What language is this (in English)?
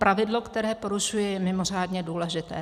Czech